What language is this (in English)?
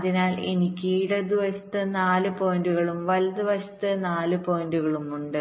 Malayalam